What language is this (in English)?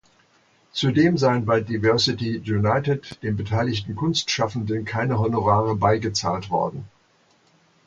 German